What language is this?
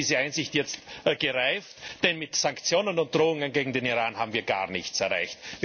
German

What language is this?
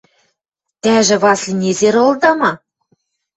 Western Mari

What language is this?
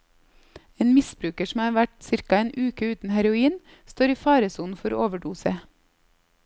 Norwegian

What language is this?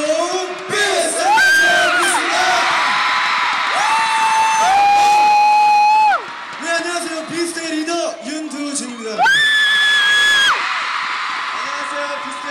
Korean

